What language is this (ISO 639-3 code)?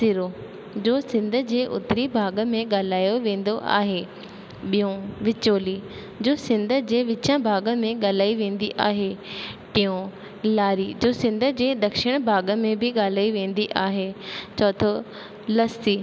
snd